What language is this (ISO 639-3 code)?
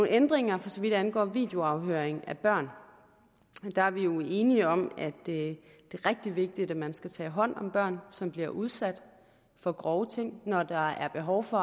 dan